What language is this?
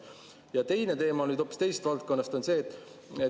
Estonian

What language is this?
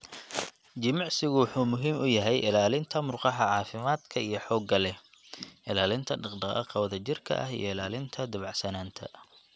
Somali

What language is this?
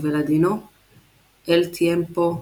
Hebrew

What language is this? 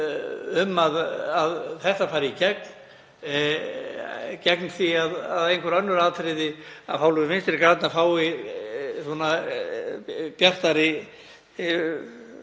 Icelandic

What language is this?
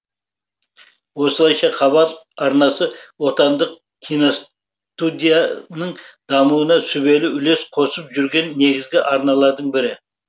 Kazakh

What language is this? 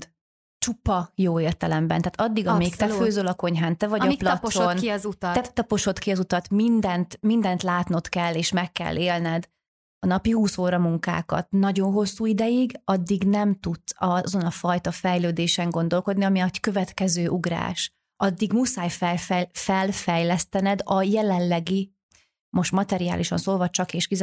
Hungarian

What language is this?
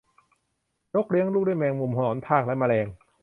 Thai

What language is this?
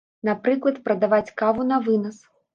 Belarusian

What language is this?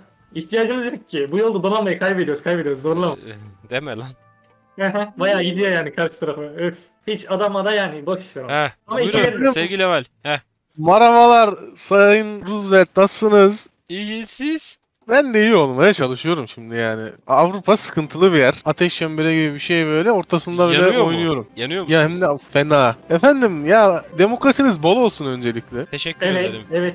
Turkish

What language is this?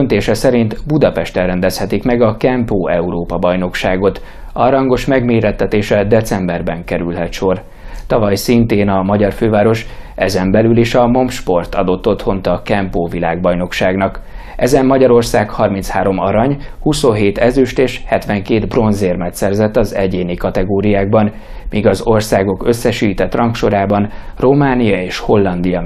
Hungarian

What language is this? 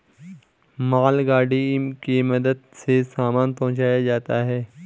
Hindi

